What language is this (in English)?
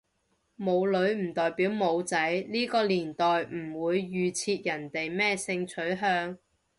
Cantonese